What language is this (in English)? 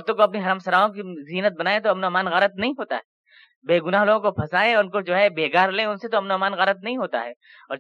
Urdu